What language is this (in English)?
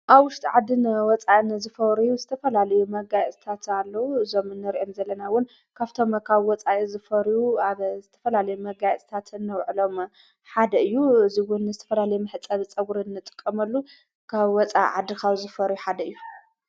Tigrinya